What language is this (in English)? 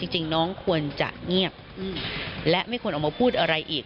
Thai